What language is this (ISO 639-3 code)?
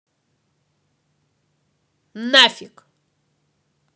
rus